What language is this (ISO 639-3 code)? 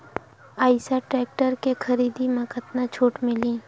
hne